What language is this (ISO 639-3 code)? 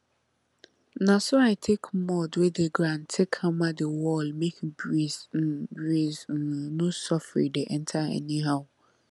pcm